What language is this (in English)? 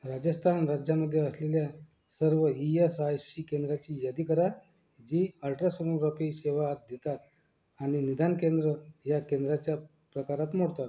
Marathi